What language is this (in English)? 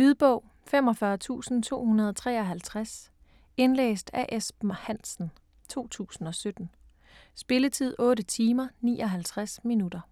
Danish